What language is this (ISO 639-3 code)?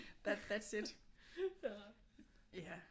dan